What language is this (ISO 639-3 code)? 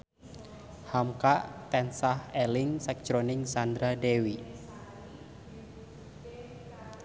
jav